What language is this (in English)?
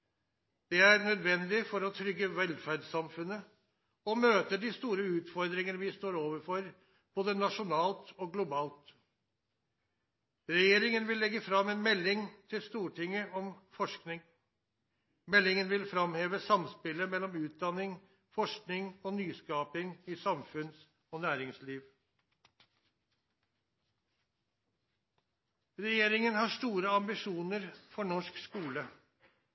Norwegian Nynorsk